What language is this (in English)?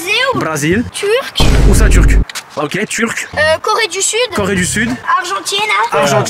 French